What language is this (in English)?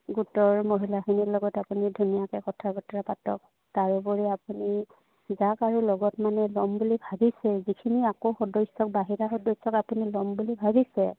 Assamese